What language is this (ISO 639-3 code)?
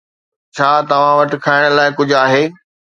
snd